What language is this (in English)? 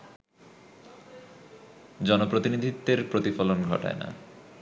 Bangla